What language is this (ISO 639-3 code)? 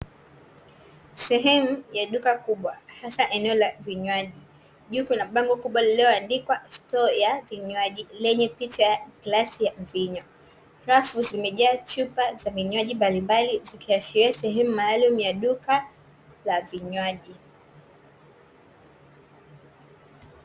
swa